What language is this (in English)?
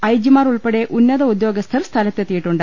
Malayalam